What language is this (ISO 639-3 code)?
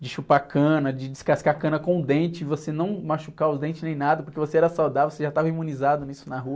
por